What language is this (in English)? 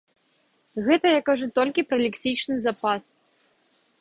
Belarusian